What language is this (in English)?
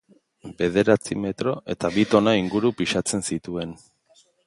Basque